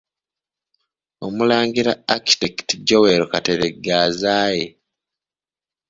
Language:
Ganda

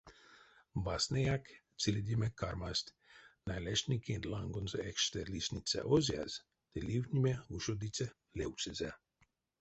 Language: Erzya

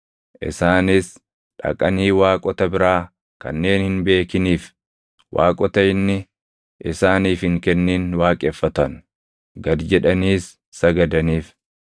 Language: Oromo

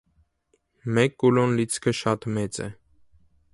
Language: Armenian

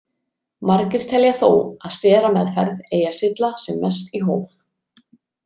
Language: Icelandic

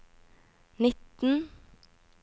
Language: Norwegian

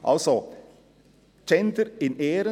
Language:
Swiss German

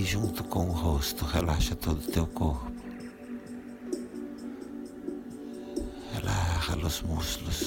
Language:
Portuguese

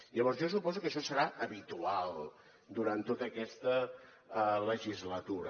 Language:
Catalan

